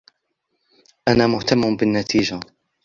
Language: Arabic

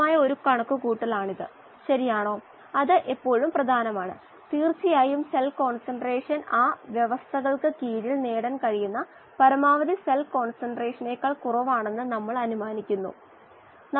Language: Malayalam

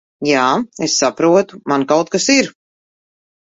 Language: Latvian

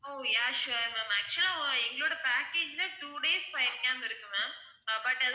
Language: Tamil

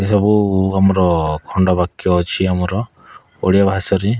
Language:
Odia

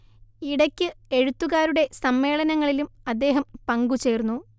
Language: Malayalam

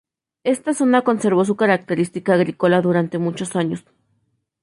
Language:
Spanish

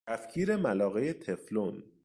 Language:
Persian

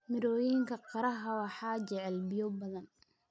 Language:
Somali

